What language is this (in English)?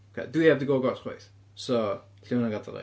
Welsh